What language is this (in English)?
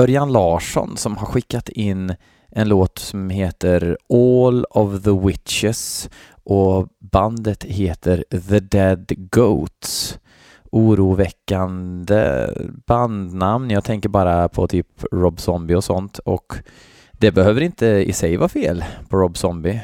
Swedish